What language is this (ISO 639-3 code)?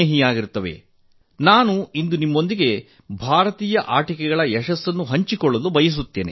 kan